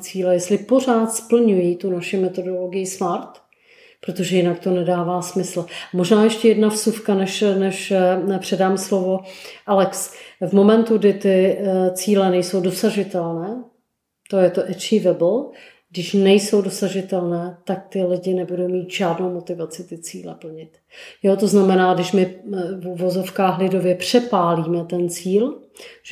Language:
Czech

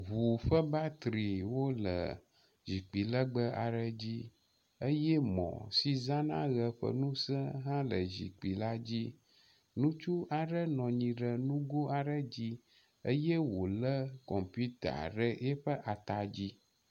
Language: Ewe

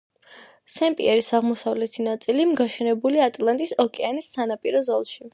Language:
Georgian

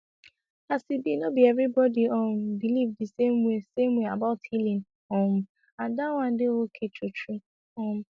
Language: Nigerian Pidgin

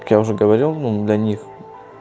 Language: Russian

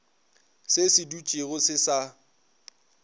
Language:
Northern Sotho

